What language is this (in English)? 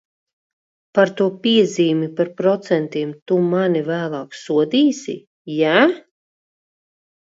Latvian